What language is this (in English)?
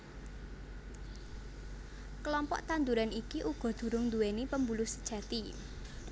Javanese